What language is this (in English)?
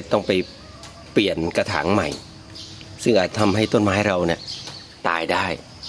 Thai